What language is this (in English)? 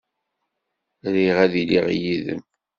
Kabyle